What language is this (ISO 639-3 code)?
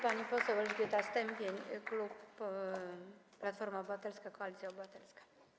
pol